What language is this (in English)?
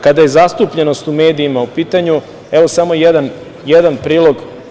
Serbian